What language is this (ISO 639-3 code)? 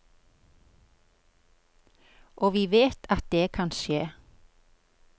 nor